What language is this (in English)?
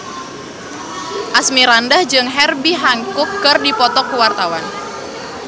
Sundanese